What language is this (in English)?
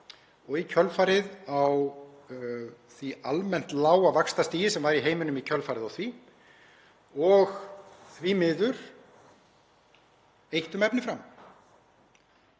Icelandic